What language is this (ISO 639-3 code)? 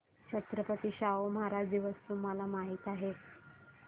mar